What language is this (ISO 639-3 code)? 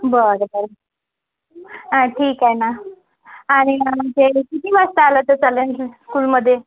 mar